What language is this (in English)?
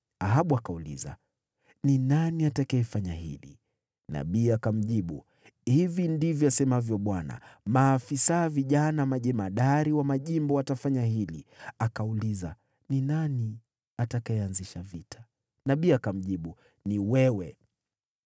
Swahili